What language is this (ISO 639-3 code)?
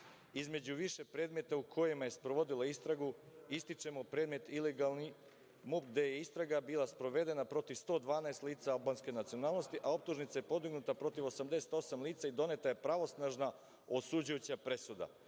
srp